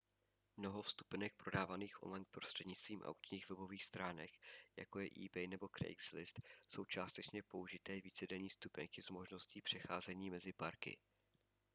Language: Czech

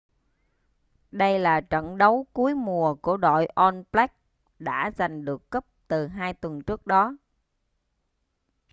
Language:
Vietnamese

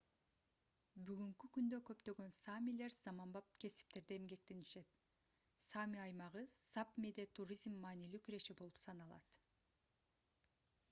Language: Kyrgyz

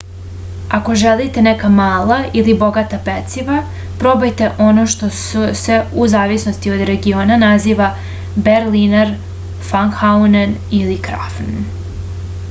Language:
Serbian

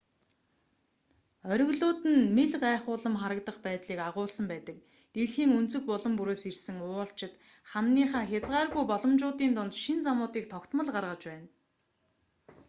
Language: Mongolian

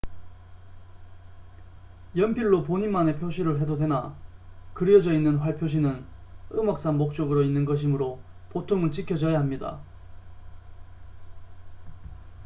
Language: Korean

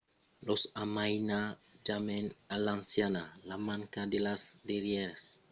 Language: Occitan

